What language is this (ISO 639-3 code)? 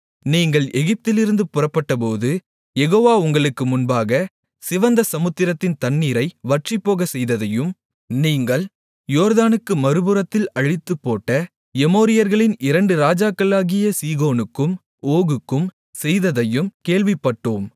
tam